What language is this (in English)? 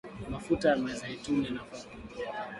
Swahili